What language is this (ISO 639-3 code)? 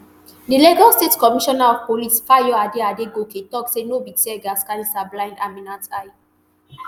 pcm